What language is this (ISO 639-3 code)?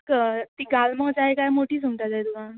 kok